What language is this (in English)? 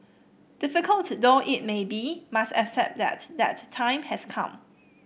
English